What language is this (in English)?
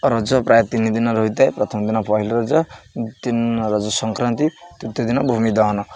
Odia